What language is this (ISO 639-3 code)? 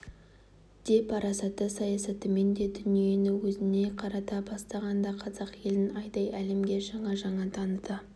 kaz